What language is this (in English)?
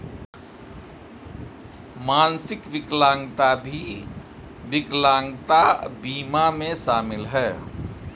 Hindi